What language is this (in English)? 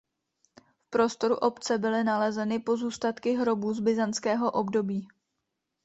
Czech